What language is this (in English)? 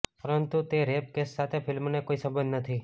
Gujarati